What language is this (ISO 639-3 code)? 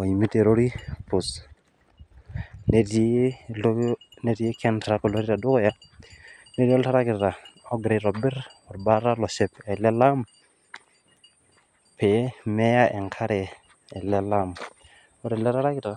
mas